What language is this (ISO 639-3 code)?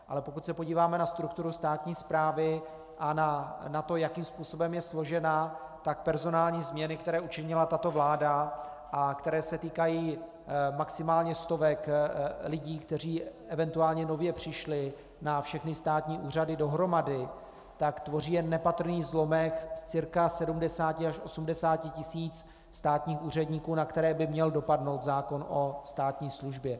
ces